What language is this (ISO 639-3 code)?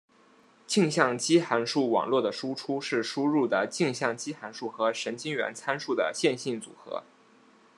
zho